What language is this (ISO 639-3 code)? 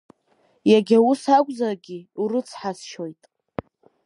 abk